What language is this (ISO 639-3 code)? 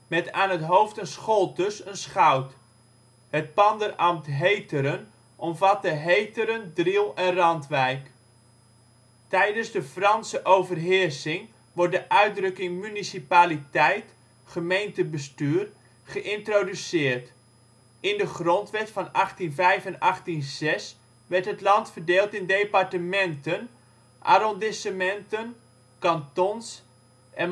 nld